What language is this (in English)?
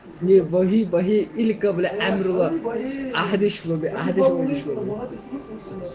Russian